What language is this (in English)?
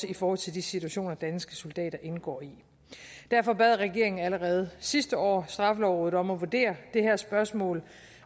Danish